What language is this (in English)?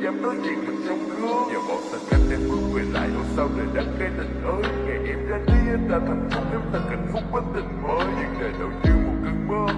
Venda